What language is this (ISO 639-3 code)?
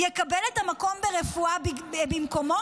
heb